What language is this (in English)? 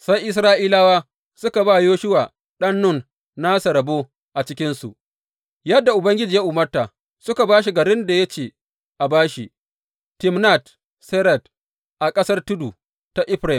Hausa